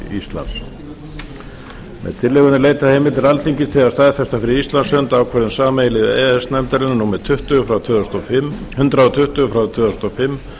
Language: Icelandic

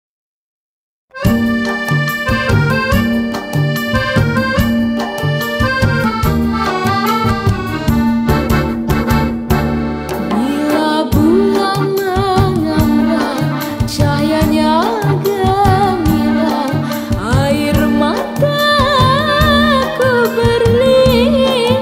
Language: Romanian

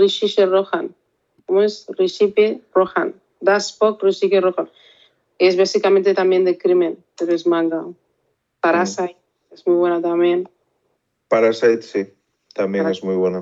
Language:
Spanish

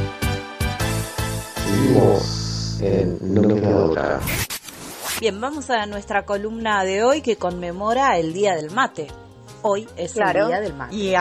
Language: Spanish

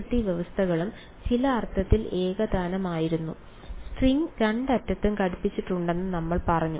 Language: Malayalam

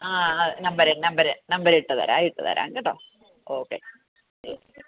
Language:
Malayalam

